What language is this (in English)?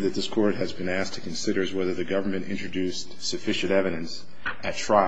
English